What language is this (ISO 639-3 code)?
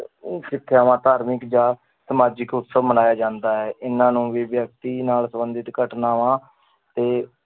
pan